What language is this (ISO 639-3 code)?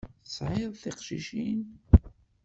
kab